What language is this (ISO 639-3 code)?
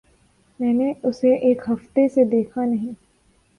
urd